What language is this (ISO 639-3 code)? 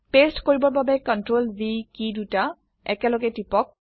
asm